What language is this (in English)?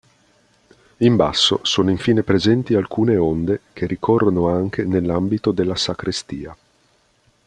Italian